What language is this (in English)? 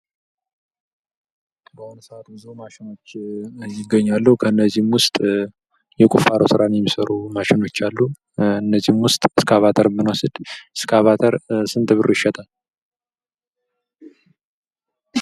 Amharic